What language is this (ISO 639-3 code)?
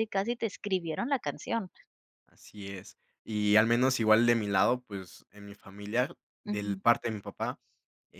spa